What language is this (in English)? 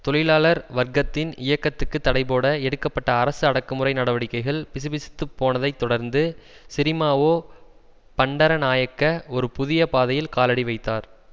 Tamil